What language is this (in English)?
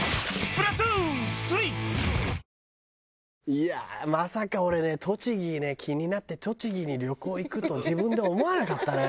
Japanese